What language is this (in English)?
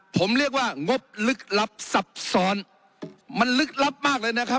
Thai